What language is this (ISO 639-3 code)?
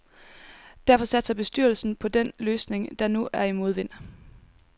dan